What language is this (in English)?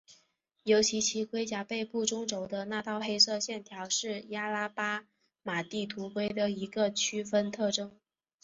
Chinese